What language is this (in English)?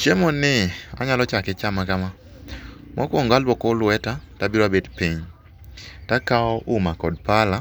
Luo (Kenya and Tanzania)